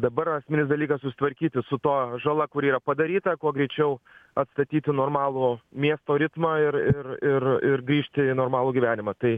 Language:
Lithuanian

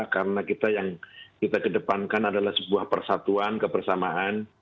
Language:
Indonesian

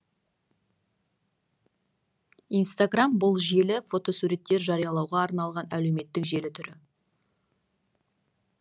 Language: Kazakh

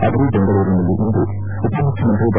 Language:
Kannada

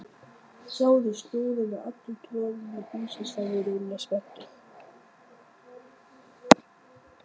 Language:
Icelandic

